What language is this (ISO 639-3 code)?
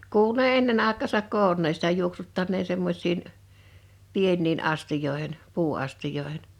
fin